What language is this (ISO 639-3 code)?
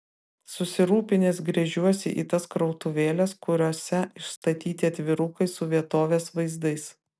lit